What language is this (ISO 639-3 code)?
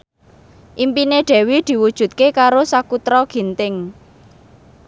jav